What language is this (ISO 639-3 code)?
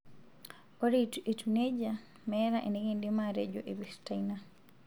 mas